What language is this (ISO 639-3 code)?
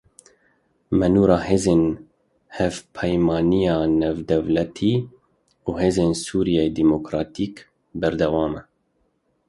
kur